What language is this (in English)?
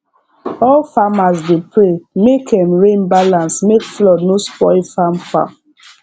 Nigerian Pidgin